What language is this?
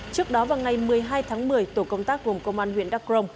Vietnamese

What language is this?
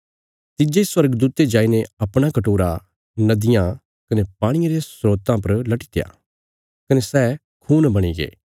Bilaspuri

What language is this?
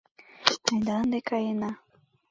Mari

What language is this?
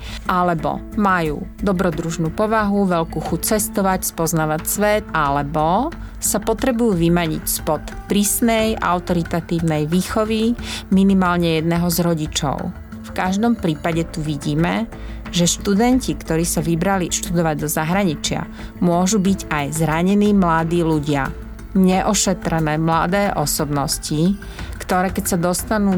Slovak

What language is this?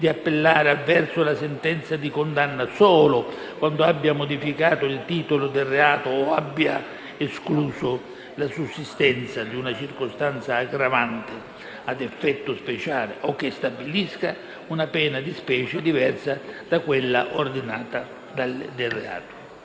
Italian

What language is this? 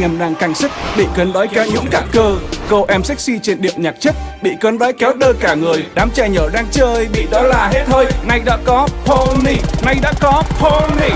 Vietnamese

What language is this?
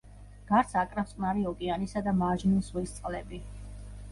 Georgian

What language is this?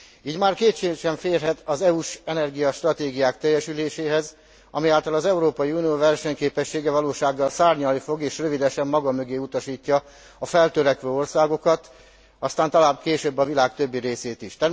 Hungarian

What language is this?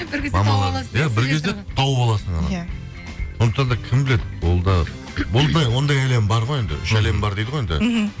Kazakh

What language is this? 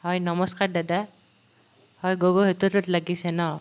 Assamese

